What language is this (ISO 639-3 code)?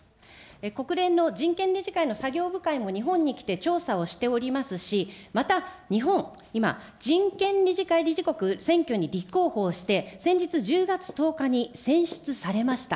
jpn